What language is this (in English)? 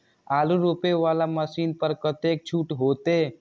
Maithili